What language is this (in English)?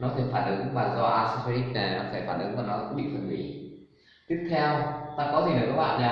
Vietnamese